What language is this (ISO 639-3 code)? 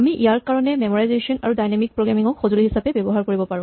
asm